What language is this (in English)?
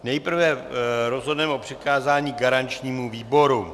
Czech